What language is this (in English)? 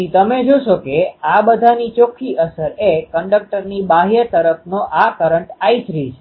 Gujarati